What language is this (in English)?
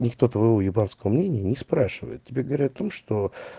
Russian